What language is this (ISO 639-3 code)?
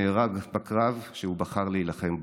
heb